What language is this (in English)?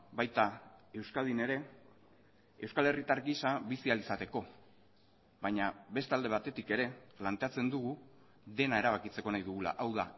Basque